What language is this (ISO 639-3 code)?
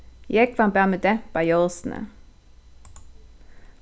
fao